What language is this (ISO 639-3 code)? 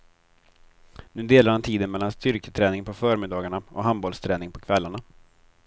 swe